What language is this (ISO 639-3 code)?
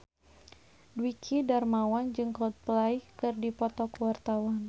sun